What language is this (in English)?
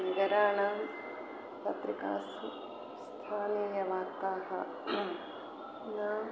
Sanskrit